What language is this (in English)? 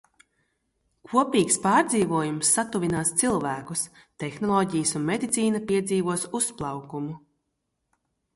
Latvian